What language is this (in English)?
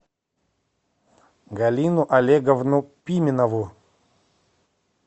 Russian